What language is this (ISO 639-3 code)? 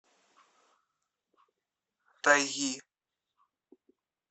rus